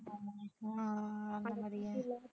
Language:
Tamil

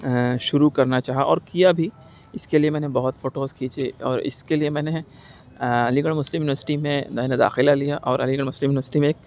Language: Urdu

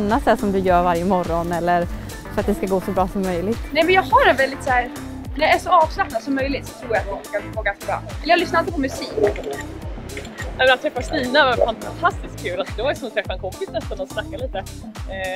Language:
Swedish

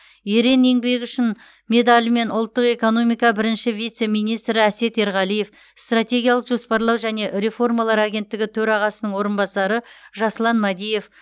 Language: Kazakh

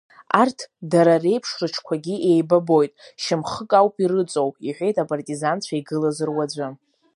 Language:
Abkhazian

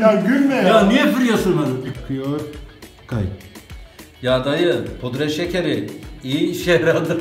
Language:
Turkish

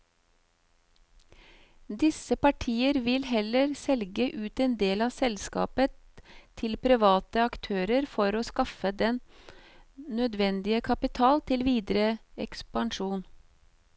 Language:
Norwegian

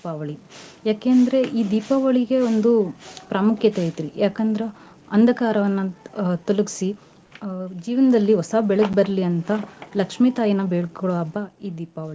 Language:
Kannada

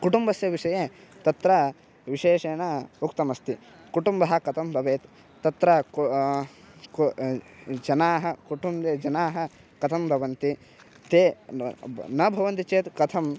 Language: Sanskrit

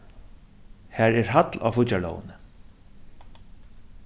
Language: Faroese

